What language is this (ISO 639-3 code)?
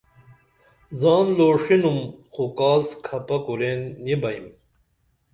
dml